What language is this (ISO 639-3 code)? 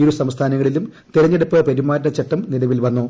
mal